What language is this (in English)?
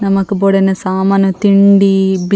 Tulu